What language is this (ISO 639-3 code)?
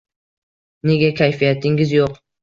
uzb